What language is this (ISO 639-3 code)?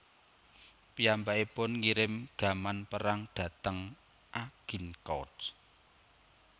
jav